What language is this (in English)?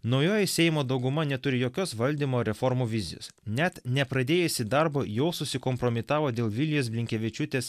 Lithuanian